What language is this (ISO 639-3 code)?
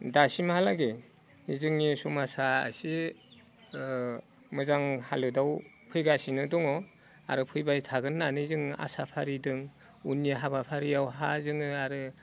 brx